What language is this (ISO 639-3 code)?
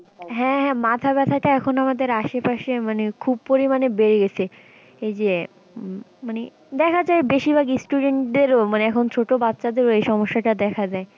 ben